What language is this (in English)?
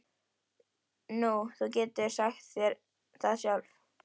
Icelandic